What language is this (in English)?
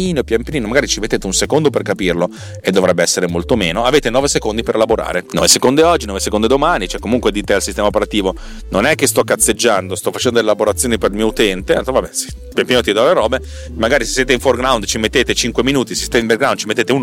Italian